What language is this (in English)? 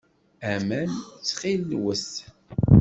Kabyle